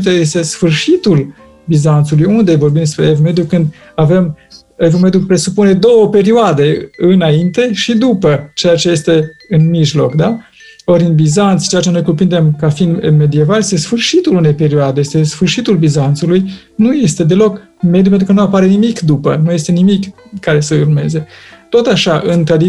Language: Romanian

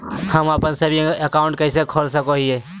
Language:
Magahi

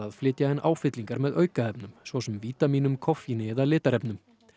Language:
Icelandic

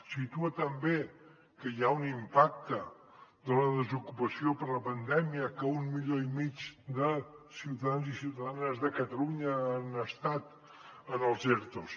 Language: Catalan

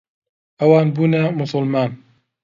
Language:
Central Kurdish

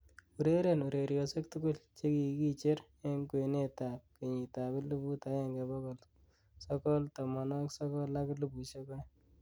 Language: Kalenjin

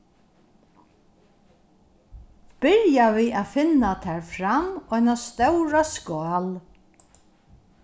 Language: Faroese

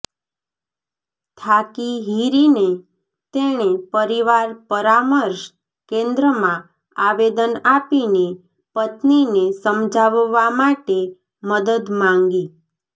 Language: Gujarati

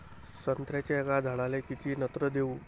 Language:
Marathi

